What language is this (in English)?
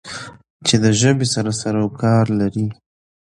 Pashto